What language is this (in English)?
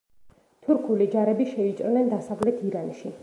Georgian